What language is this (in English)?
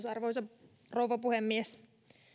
Finnish